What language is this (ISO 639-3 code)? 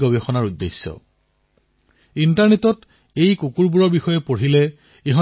asm